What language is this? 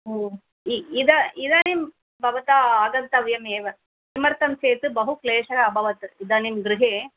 Sanskrit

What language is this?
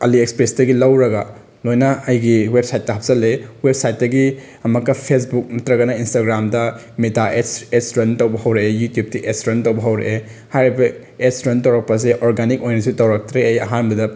Manipuri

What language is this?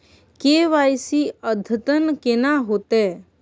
Maithili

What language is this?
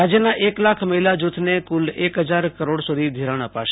Gujarati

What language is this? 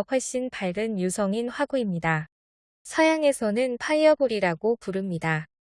Korean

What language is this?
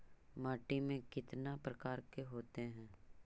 Magahi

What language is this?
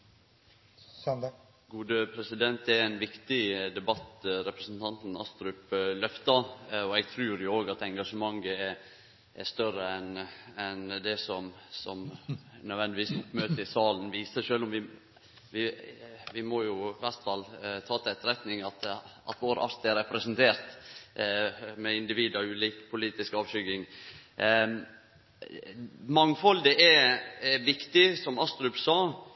Norwegian Nynorsk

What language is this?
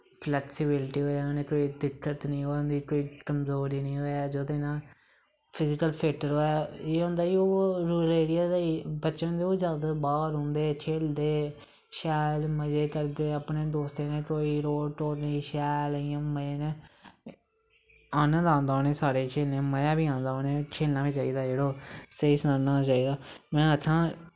Dogri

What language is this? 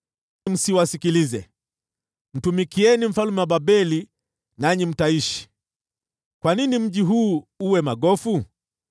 Swahili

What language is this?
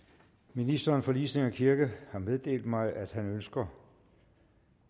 Danish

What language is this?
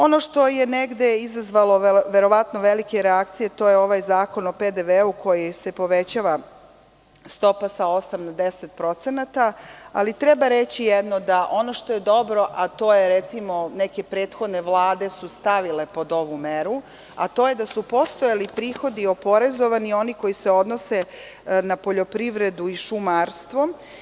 Serbian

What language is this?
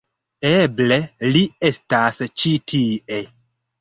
Esperanto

